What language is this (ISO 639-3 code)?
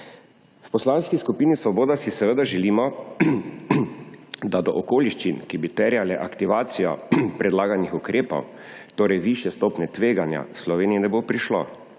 slv